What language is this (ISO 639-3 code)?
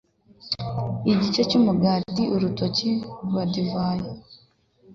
kin